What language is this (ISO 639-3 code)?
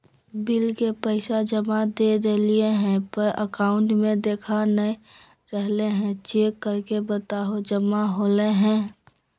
mag